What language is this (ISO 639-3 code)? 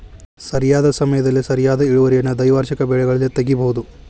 kan